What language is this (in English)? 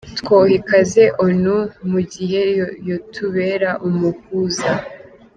Kinyarwanda